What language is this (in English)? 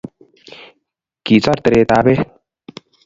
Kalenjin